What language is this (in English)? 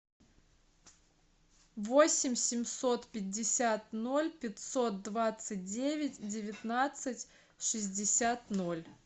Russian